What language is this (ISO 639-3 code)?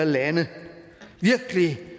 dan